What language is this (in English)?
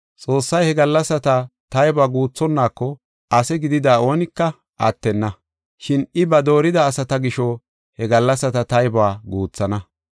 Gofa